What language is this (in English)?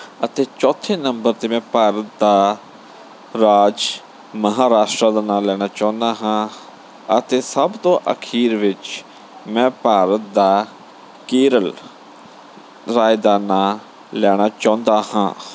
Punjabi